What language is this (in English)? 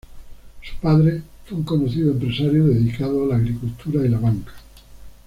Spanish